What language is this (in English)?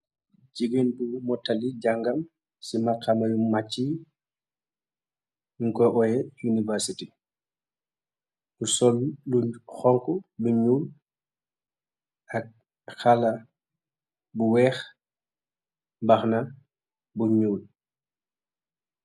Wolof